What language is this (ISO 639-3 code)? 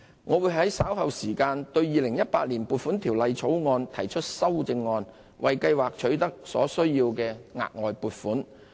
yue